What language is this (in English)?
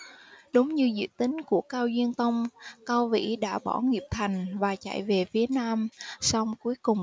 Vietnamese